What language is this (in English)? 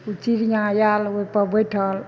Maithili